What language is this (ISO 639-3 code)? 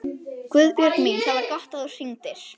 isl